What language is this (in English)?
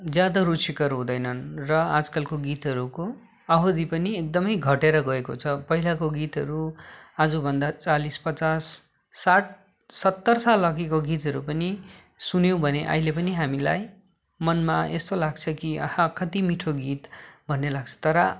Nepali